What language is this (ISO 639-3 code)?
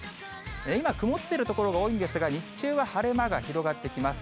jpn